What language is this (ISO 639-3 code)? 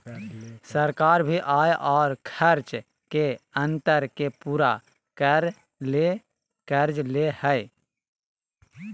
mag